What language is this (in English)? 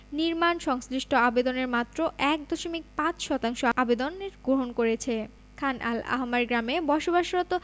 Bangla